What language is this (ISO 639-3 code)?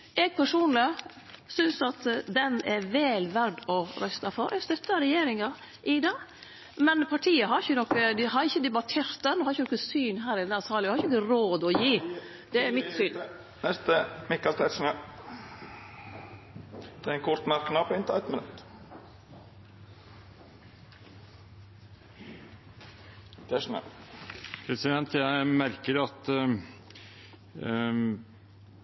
nor